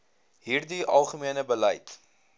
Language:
Afrikaans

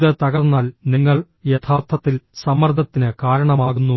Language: Malayalam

